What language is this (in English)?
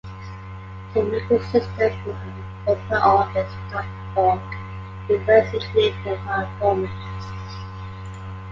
English